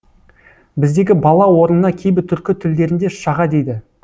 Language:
Kazakh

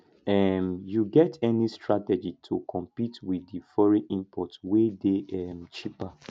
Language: Nigerian Pidgin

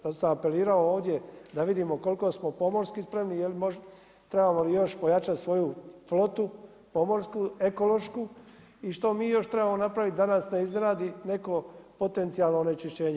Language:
Croatian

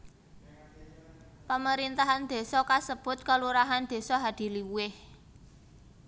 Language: Javanese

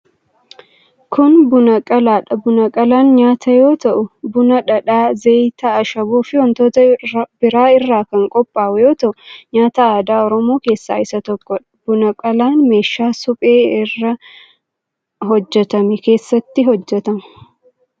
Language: Oromo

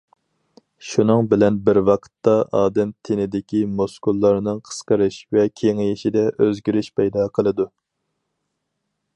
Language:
Uyghur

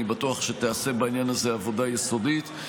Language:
Hebrew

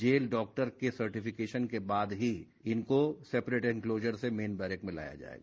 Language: Hindi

